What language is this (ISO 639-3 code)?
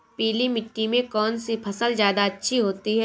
hin